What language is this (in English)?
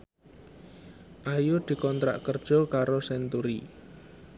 Javanese